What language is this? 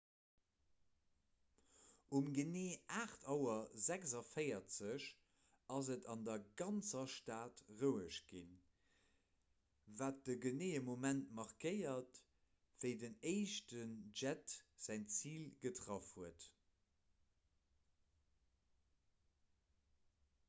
Luxembourgish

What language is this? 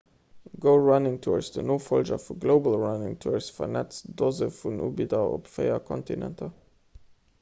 Luxembourgish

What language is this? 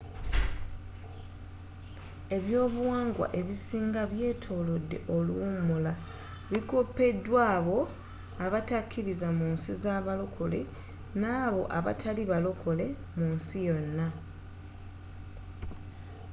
Ganda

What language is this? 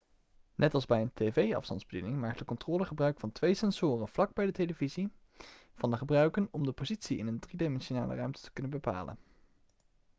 Dutch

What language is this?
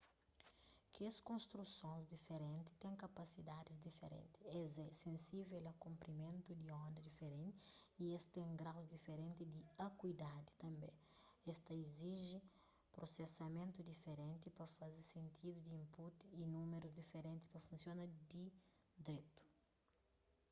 Kabuverdianu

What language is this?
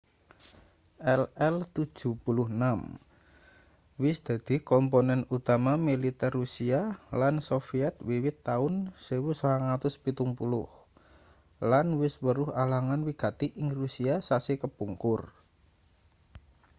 Javanese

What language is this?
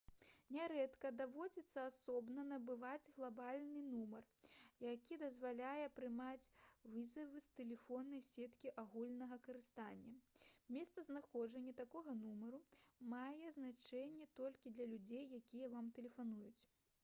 Belarusian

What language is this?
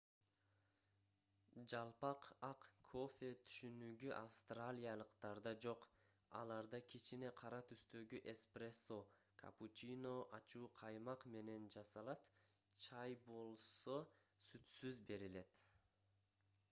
Kyrgyz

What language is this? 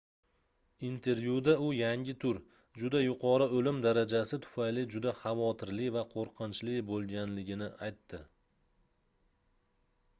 Uzbek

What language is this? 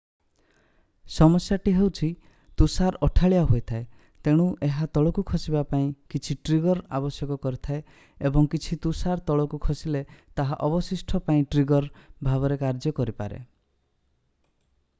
Odia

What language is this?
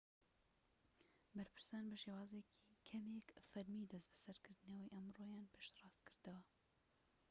Central Kurdish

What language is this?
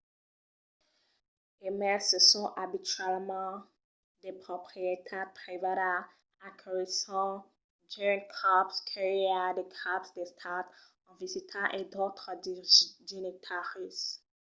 Occitan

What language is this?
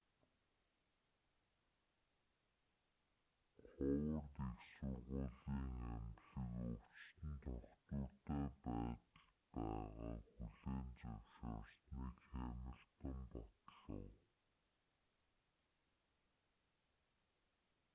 Mongolian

